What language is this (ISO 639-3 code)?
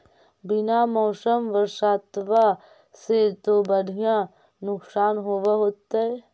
mag